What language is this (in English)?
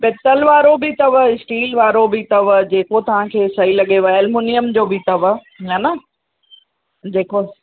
Sindhi